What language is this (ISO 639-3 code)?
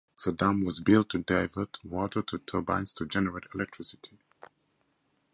eng